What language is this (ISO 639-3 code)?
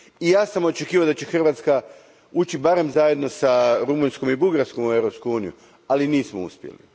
hrv